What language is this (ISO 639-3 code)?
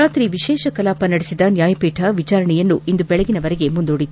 kan